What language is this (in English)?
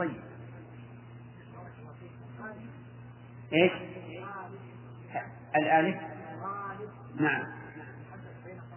Arabic